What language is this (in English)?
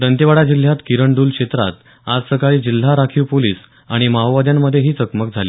Marathi